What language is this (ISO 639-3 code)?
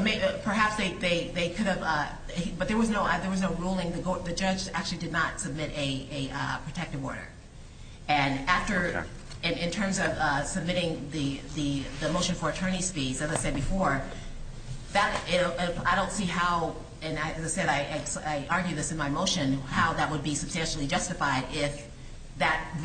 eng